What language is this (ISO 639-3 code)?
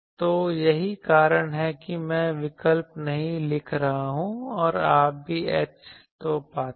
hin